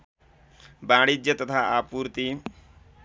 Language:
Nepali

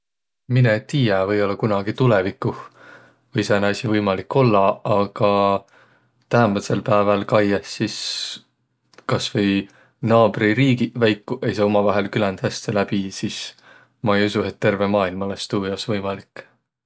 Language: Võro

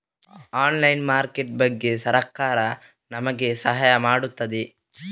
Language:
Kannada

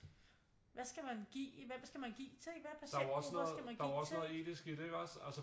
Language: Danish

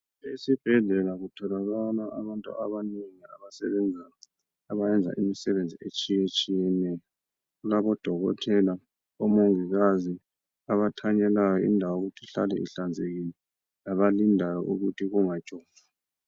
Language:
North Ndebele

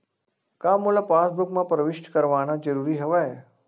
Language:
Chhattisgarhi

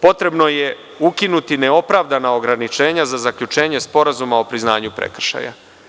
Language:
Serbian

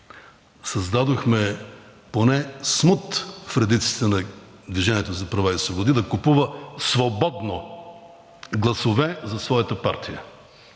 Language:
Bulgarian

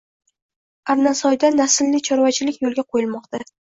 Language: Uzbek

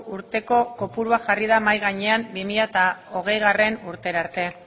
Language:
Basque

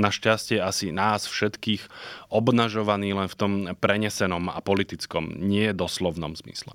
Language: Slovak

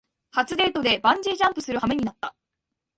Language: Japanese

